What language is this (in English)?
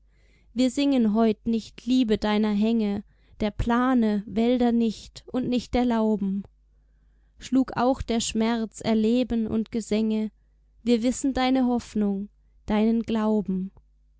German